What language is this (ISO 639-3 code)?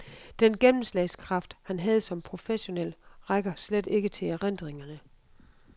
dan